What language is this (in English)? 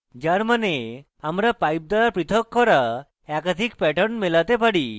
Bangla